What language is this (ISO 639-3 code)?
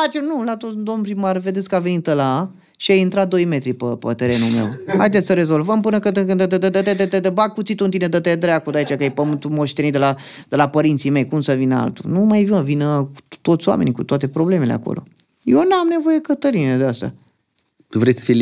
ron